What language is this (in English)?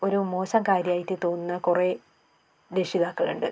Malayalam